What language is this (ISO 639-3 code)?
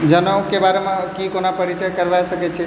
mai